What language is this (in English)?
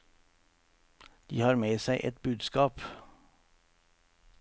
Norwegian